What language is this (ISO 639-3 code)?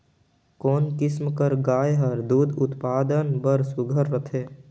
hne